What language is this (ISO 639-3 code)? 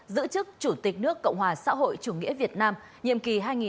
vie